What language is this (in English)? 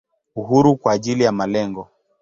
Swahili